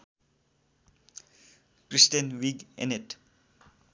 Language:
Nepali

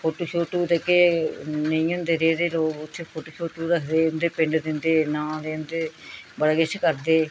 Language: Dogri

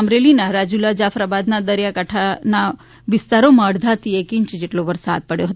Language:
Gujarati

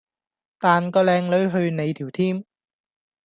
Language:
Cantonese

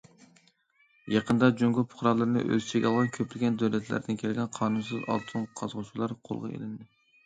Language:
Uyghur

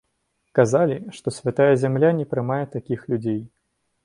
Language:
Belarusian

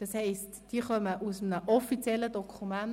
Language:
Swiss German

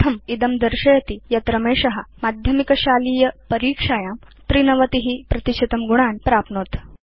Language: Sanskrit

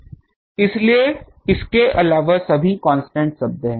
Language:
Hindi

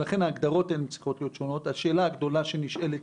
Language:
Hebrew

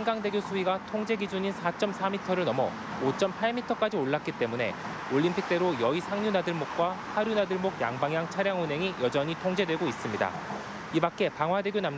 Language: Korean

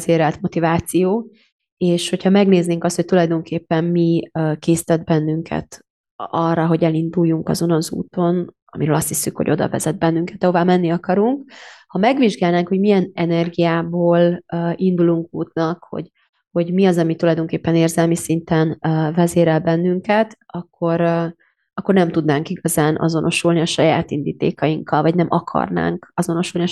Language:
Hungarian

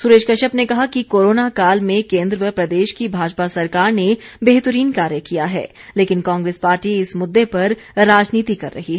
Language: Hindi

